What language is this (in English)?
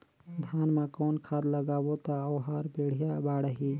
Chhattisgarhi